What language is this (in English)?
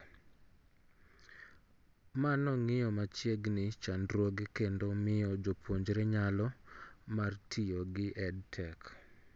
Luo (Kenya and Tanzania)